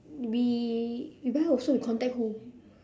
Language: English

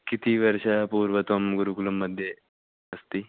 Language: Sanskrit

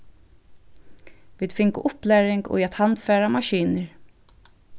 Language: Faroese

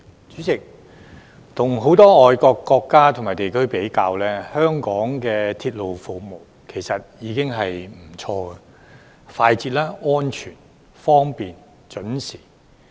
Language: Cantonese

